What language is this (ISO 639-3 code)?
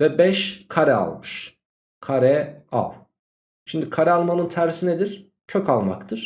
tur